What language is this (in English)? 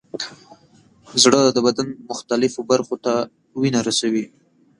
Pashto